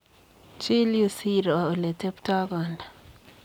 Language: Kalenjin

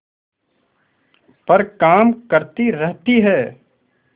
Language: Hindi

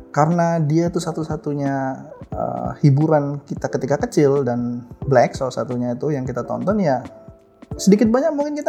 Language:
Indonesian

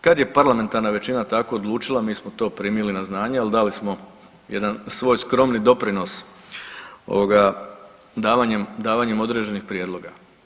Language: Croatian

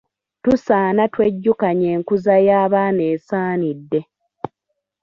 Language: Ganda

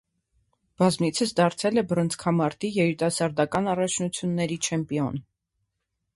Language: Armenian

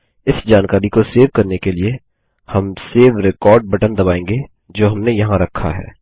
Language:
Hindi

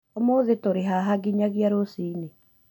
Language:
Kikuyu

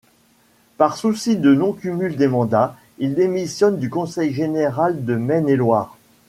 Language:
French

